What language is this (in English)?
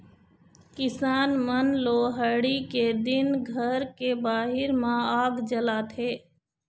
Chhattisgarhi